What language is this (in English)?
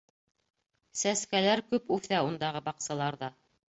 Bashkir